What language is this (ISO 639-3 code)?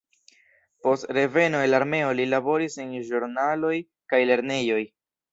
epo